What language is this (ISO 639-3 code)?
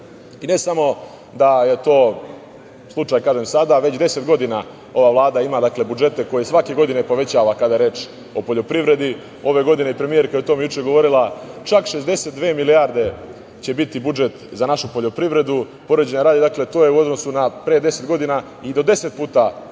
srp